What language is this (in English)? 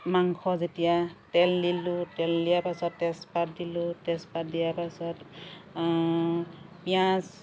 Assamese